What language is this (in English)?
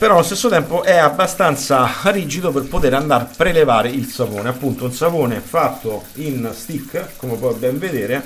Italian